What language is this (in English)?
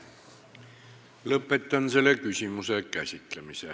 Estonian